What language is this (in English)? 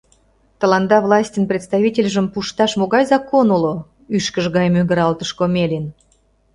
Mari